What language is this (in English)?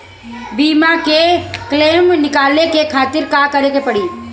Bhojpuri